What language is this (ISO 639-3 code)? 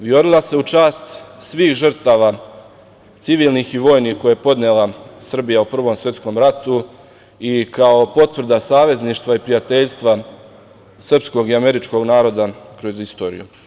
srp